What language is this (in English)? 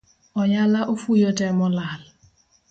Luo (Kenya and Tanzania)